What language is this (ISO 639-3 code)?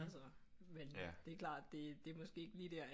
dan